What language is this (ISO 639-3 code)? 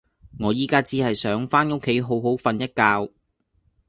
yue